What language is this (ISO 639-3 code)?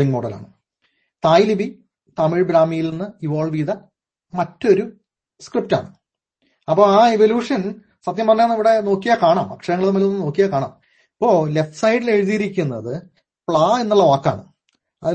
mal